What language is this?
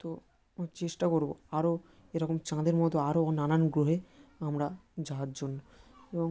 Bangla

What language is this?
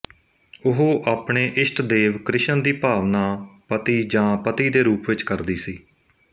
Punjabi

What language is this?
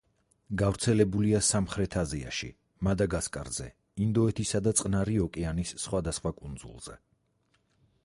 Georgian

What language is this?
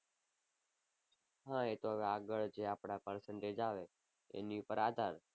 Gujarati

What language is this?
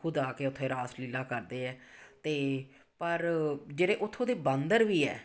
Punjabi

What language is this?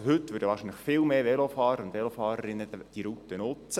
Swiss German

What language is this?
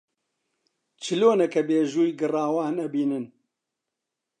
Central Kurdish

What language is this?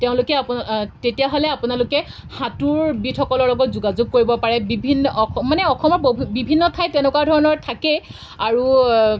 Assamese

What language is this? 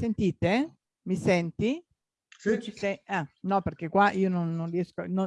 Italian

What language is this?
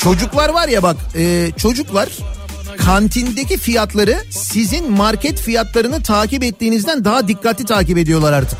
Turkish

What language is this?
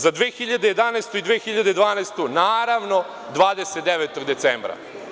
Serbian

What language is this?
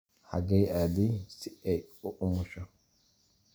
Somali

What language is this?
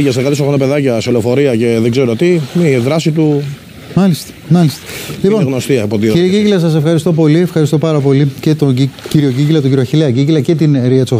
Greek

